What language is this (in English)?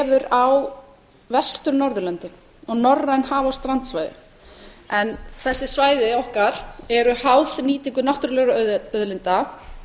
Icelandic